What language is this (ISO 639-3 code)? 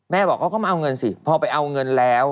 tha